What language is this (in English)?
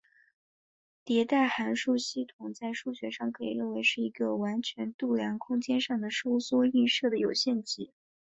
Chinese